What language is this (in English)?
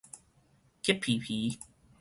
Min Nan Chinese